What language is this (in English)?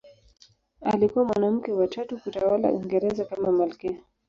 Swahili